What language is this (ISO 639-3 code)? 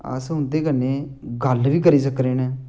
doi